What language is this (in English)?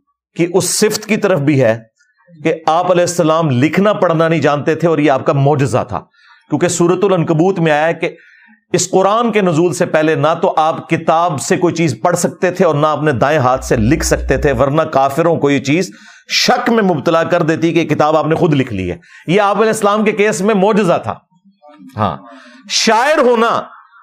Urdu